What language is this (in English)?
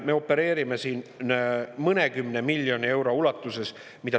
Estonian